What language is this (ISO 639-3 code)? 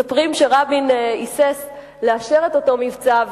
heb